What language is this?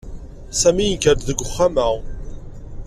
Kabyle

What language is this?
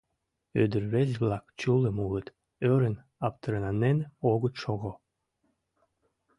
Mari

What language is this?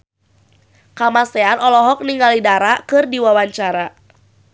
Sundanese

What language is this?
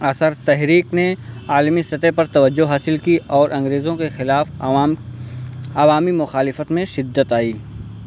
Urdu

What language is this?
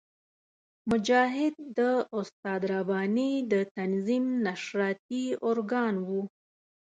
Pashto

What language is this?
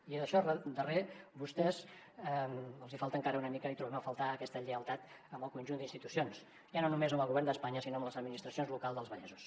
Catalan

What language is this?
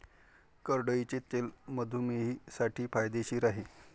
Marathi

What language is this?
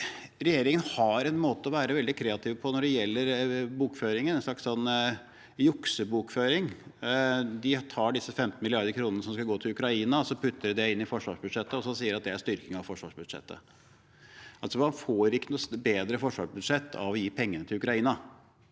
Norwegian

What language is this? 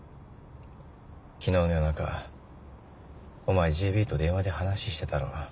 Japanese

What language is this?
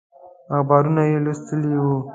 Pashto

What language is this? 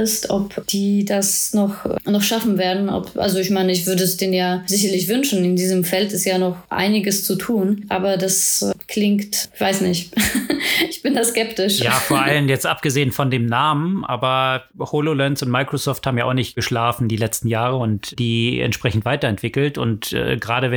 German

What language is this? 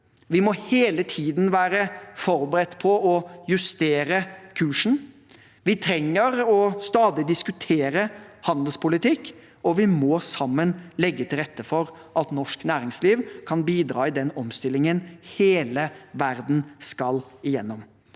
Norwegian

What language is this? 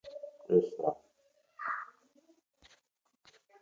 Central Kurdish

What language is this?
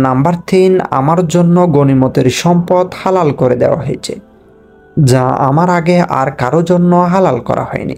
Arabic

